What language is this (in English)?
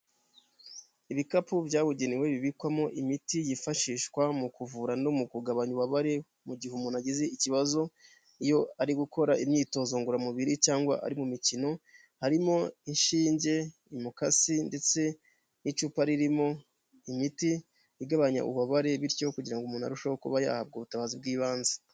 Kinyarwanda